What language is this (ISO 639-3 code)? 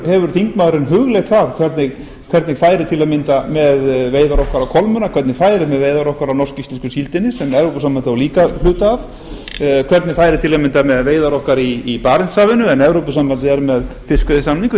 isl